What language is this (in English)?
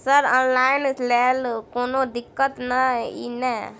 Maithili